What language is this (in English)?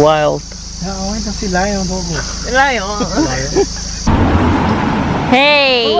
Indonesian